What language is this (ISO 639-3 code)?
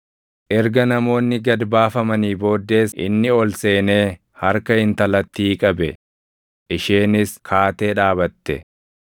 orm